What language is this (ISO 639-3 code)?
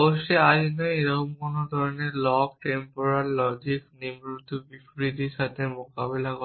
ben